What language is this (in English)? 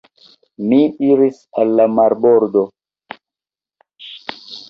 Esperanto